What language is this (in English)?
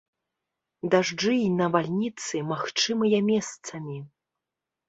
Belarusian